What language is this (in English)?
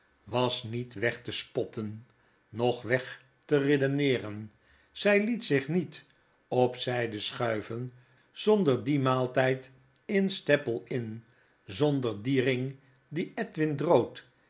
Dutch